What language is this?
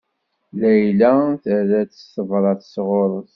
Kabyle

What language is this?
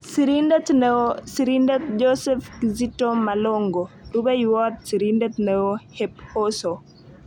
Kalenjin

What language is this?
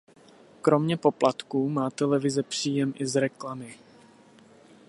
Czech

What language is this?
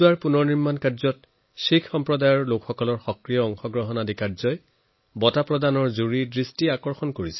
Assamese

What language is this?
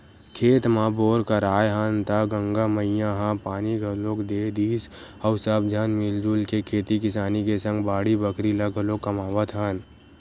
Chhattisgarhi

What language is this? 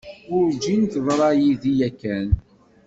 Kabyle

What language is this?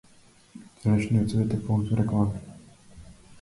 Macedonian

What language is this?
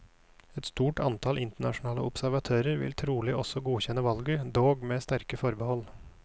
Norwegian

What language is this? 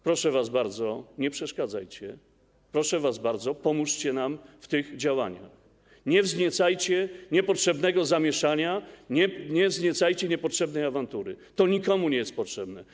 Polish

